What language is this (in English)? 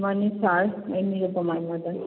Manipuri